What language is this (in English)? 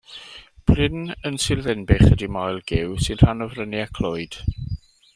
Welsh